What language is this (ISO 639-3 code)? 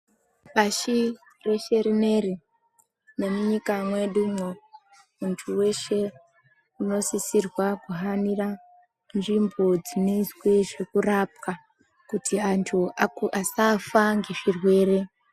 ndc